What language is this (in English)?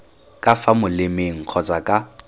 Tswana